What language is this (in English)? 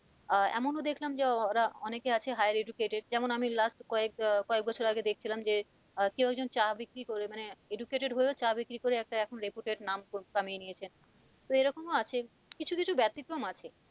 Bangla